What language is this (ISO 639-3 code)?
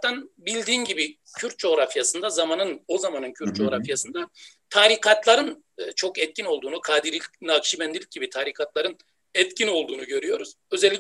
tur